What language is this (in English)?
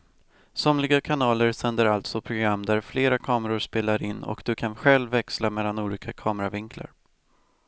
Swedish